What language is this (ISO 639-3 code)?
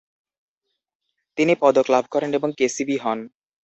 ben